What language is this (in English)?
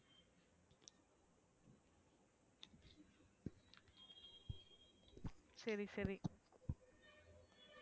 Tamil